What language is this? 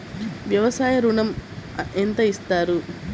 Telugu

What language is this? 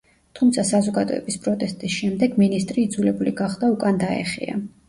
Georgian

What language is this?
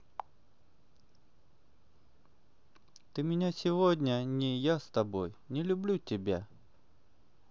Russian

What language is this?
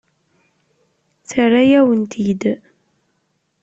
Kabyle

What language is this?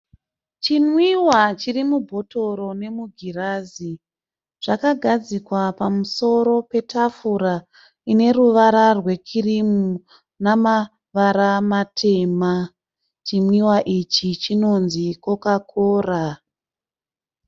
Shona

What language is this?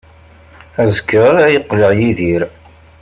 Kabyle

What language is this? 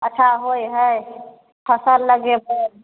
Maithili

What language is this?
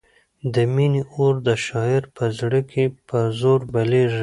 Pashto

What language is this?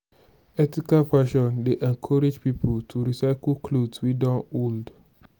Nigerian Pidgin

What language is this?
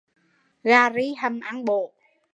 Vietnamese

